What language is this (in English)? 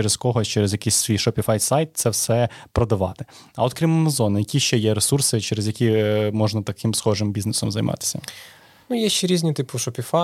Ukrainian